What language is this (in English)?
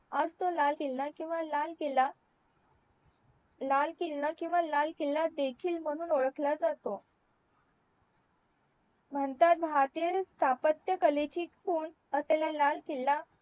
Marathi